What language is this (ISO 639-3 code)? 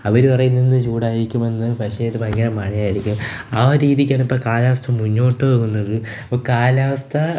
mal